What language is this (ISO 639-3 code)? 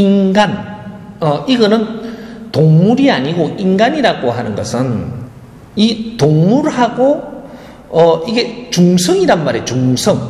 kor